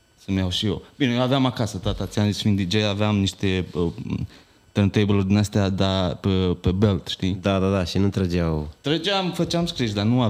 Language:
Romanian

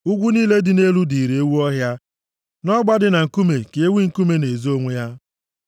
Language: Igbo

